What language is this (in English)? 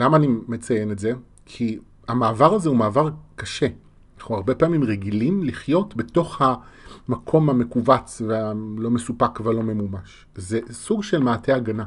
Hebrew